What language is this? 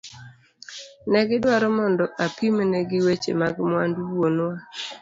Luo (Kenya and Tanzania)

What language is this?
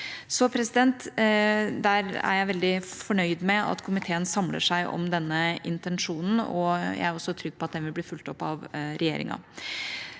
Norwegian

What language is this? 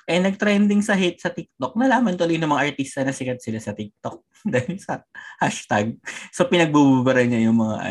Filipino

